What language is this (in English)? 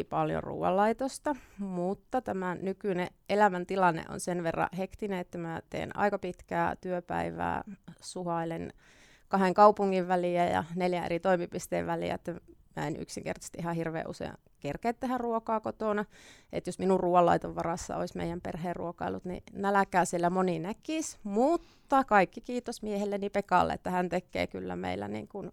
Finnish